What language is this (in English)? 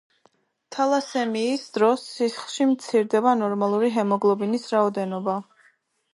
Georgian